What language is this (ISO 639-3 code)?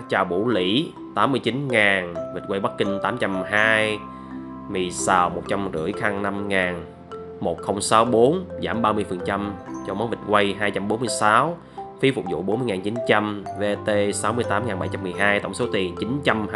vie